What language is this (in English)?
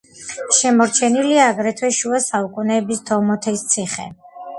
Georgian